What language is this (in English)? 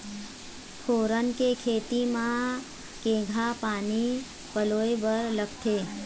Chhattisgarhi